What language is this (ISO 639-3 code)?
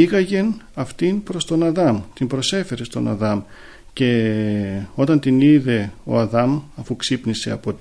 ell